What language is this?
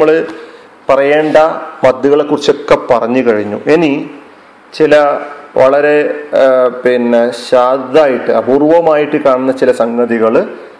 Malayalam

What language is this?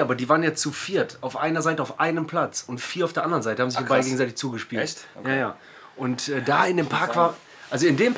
German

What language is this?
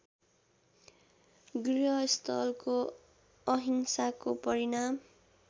Nepali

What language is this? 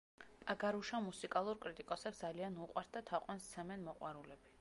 Georgian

